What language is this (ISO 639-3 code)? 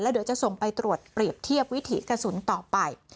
tha